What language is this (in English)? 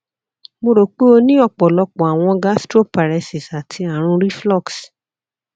Yoruba